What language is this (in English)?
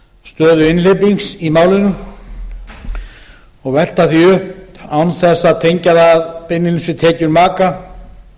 Icelandic